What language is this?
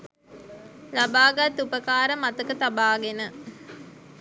Sinhala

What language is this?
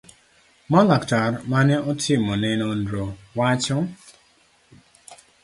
Luo (Kenya and Tanzania)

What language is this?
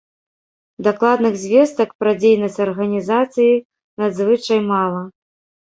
Belarusian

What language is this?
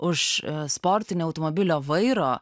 Lithuanian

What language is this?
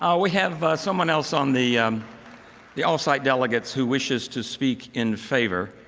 English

